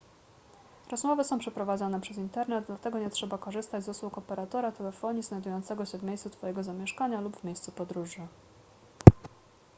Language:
Polish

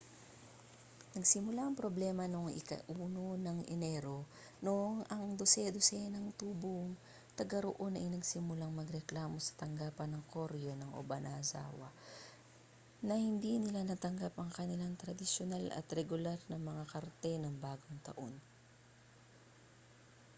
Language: Filipino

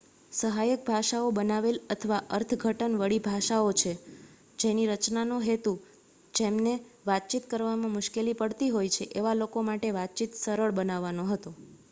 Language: Gujarati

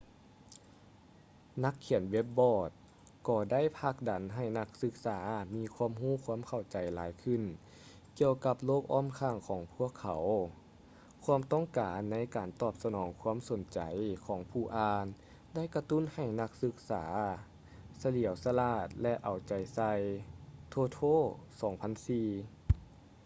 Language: Lao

